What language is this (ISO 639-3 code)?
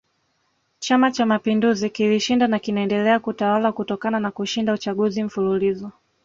swa